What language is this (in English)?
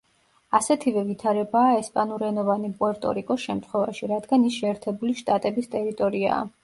Georgian